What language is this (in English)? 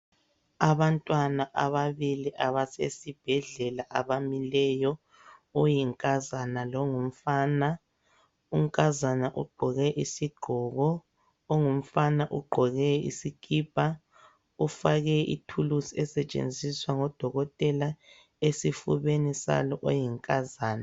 North Ndebele